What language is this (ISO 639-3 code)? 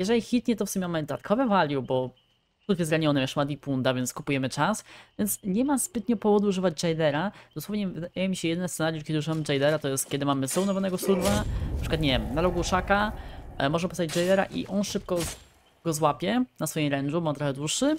pol